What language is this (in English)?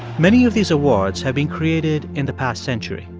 English